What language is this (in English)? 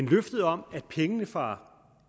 Danish